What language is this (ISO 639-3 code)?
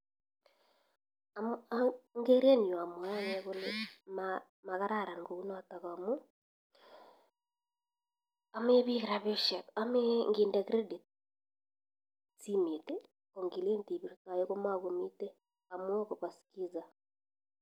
kln